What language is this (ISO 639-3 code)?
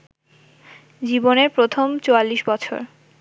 ben